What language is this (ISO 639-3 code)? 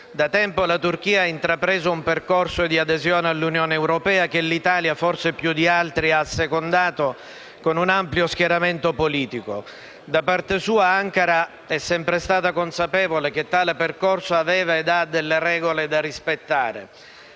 ita